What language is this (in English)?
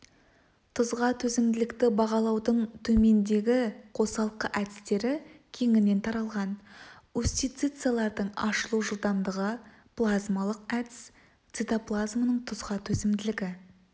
Kazakh